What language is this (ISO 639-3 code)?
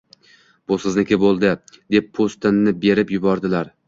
uzb